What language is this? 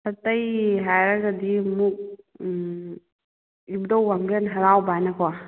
Manipuri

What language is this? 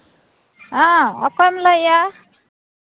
Santali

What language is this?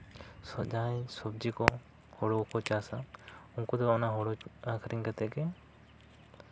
Santali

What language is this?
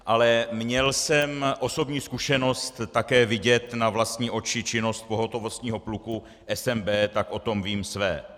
Czech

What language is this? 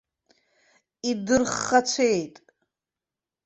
Abkhazian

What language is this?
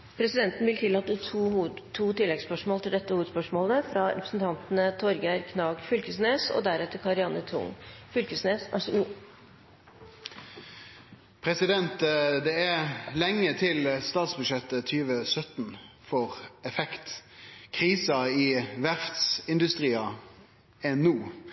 Norwegian Nynorsk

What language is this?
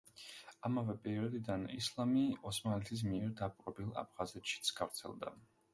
Georgian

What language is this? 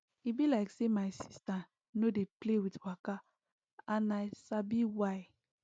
Nigerian Pidgin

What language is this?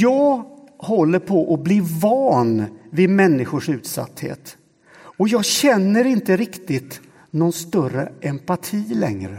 Swedish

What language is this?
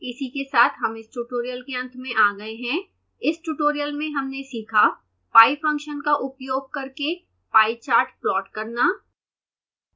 Hindi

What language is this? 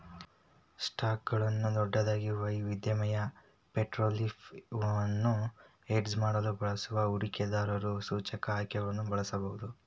Kannada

